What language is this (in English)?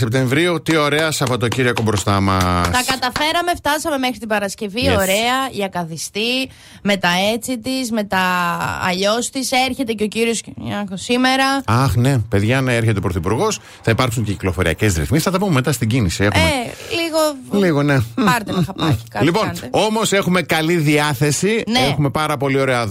Greek